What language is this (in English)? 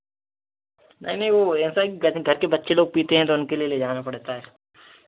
Hindi